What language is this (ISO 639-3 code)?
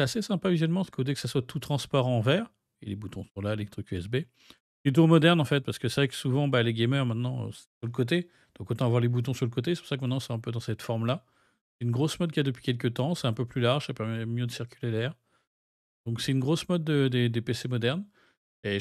fra